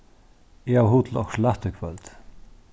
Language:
Faroese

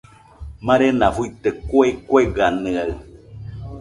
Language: Nüpode Huitoto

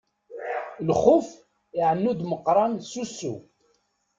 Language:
Kabyle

